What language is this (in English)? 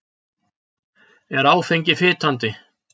Icelandic